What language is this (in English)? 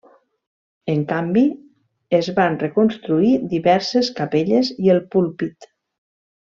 Catalan